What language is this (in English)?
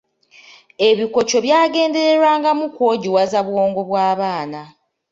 Ganda